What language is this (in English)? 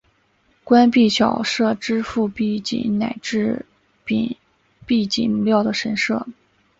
Chinese